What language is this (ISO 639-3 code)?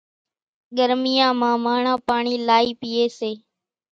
gjk